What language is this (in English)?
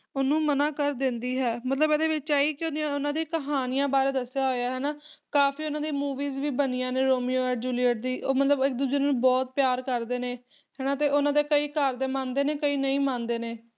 Punjabi